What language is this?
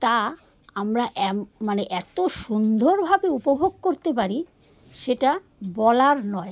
Bangla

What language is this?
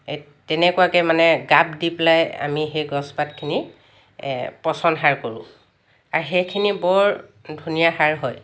Assamese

